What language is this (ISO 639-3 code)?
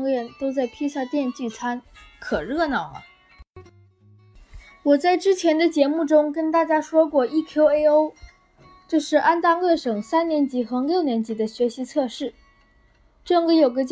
zho